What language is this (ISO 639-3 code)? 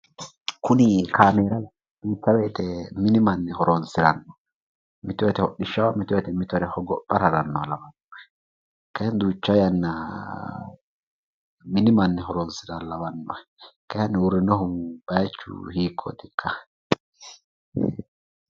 sid